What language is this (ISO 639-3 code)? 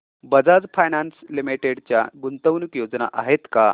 mar